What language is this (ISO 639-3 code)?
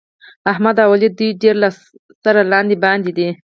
pus